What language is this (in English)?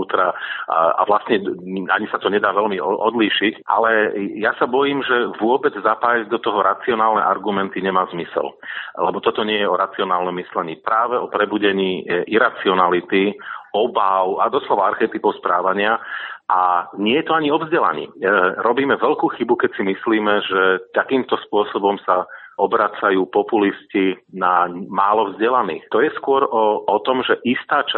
Slovak